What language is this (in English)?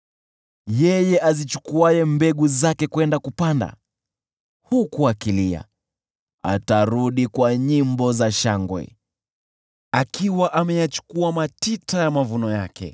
Swahili